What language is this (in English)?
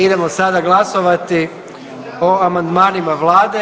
Croatian